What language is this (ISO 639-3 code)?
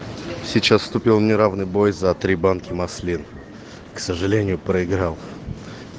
rus